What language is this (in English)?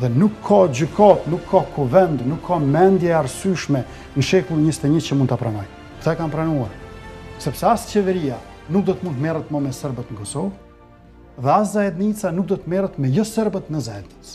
Lithuanian